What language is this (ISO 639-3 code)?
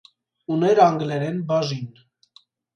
hye